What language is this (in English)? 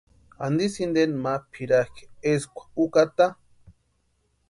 Western Highland Purepecha